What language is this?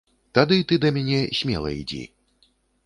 Belarusian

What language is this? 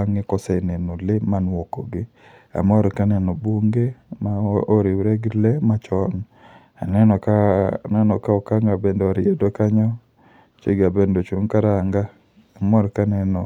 Luo (Kenya and Tanzania)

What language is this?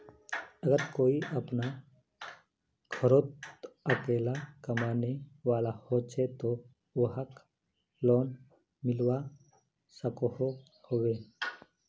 Magahi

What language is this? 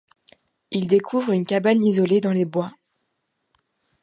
French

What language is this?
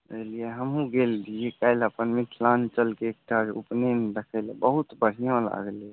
Maithili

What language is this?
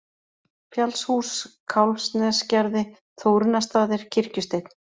Icelandic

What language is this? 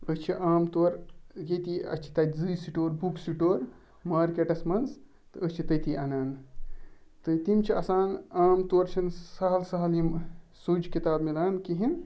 Kashmiri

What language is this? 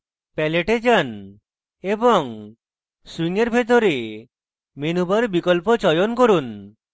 Bangla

